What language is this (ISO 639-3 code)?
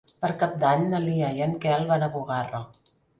cat